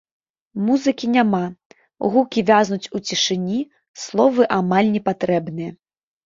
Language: Belarusian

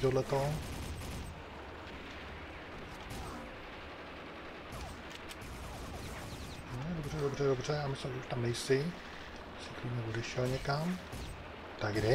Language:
Czech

